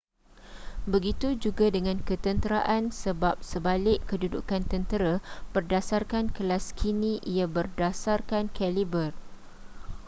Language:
Malay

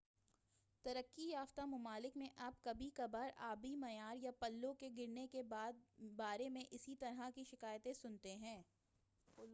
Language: Urdu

